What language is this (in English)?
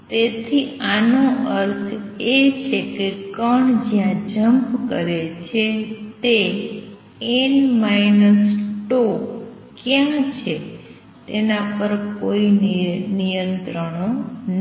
Gujarati